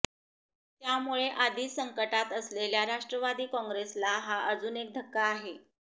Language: Marathi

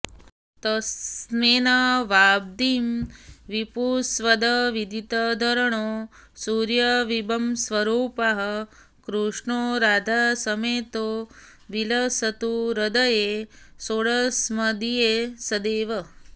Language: Sanskrit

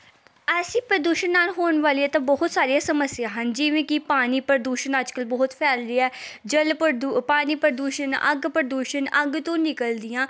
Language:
Punjabi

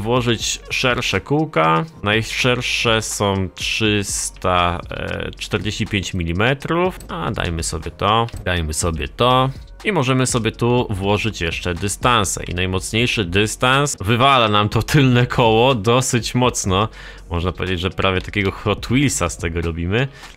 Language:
Polish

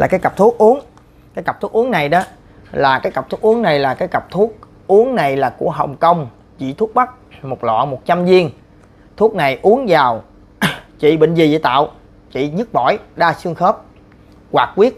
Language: Vietnamese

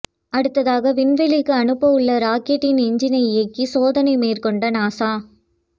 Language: Tamil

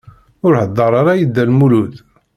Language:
Kabyle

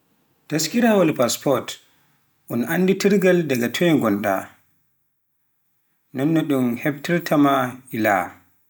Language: Pular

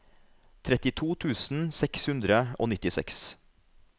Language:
Norwegian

